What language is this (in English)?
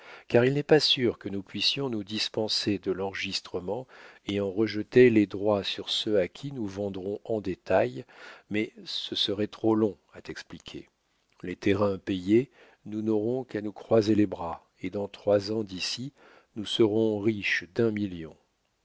French